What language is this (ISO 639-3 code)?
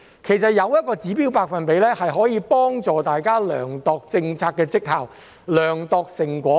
yue